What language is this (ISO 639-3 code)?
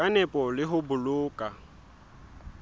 sot